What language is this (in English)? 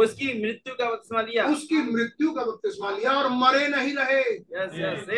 Hindi